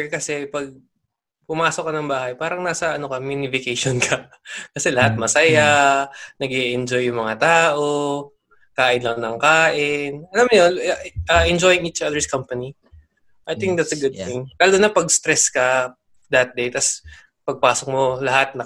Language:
Filipino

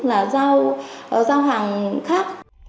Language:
Vietnamese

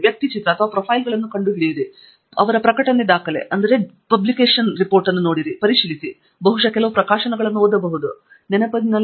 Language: Kannada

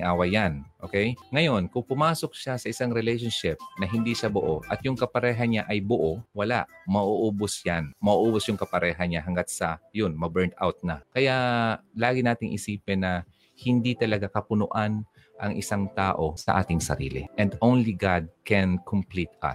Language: Filipino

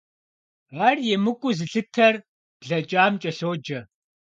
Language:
Kabardian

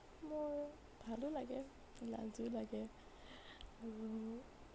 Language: Assamese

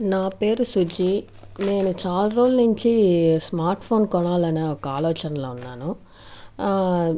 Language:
Telugu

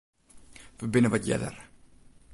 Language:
Western Frisian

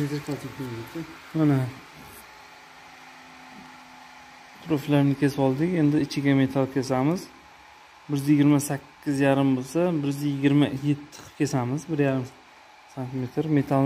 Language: Turkish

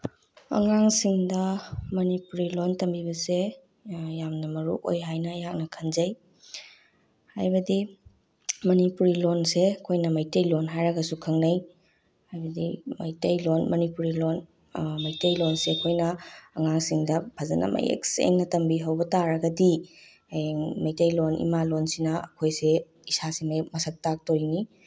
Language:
Manipuri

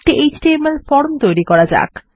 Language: Bangla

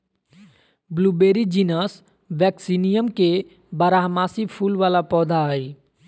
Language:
Magahi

